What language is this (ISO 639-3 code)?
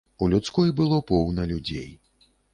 bel